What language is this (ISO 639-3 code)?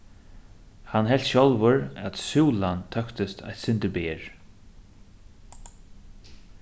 fao